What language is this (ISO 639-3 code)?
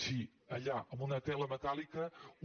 cat